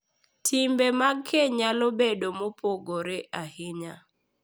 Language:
Luo (Kenya and Tanzania)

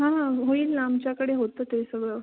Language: Marathi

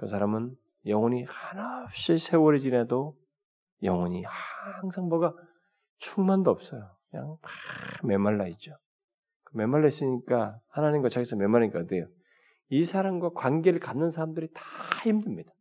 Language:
Korean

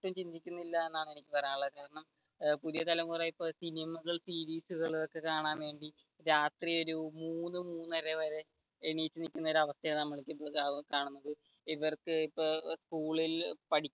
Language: Malayalam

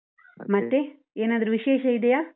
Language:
Kannada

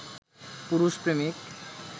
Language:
Bangla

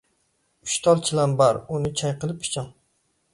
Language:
Uyghur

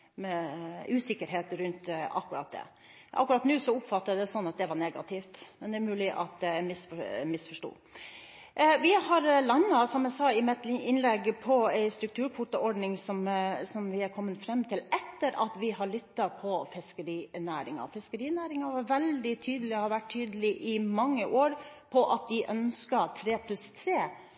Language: Norwegian Bokmål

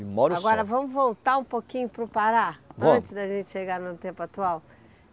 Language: Portuguese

